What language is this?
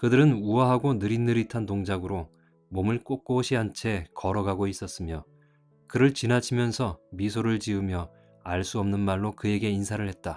Korean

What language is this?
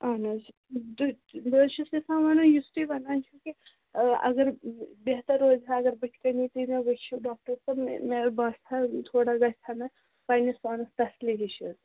Kashmiri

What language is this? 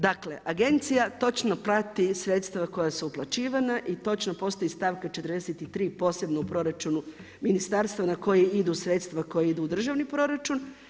Croatian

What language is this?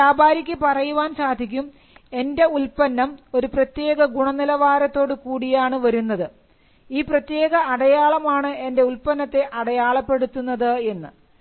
Malayalam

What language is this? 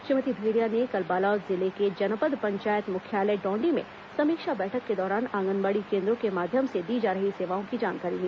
Hindi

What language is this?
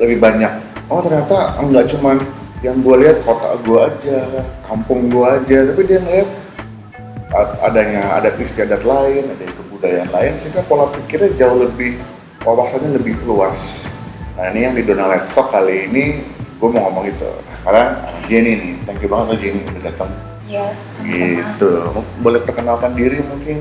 Indonesian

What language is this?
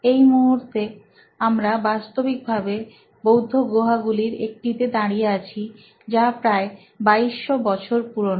Bangla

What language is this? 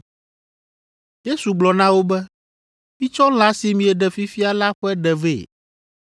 Ewe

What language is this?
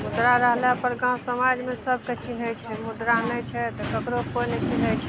Maithili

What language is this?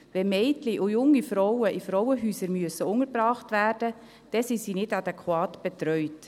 Swiss German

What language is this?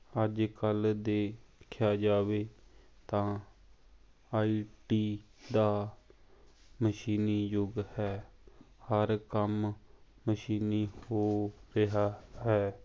Punjabi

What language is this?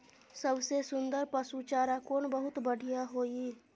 Maithili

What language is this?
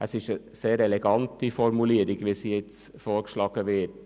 Swiss German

